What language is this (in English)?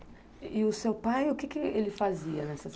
Portuguese